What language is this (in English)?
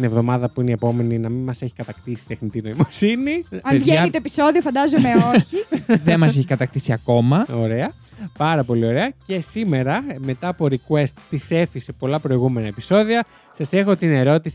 Greek